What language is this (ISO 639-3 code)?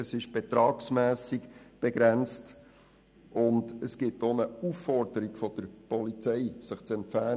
gsw